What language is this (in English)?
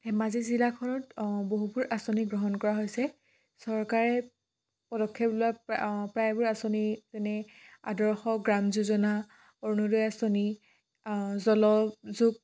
Assamese